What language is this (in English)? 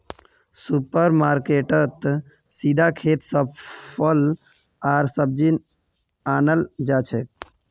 Magahi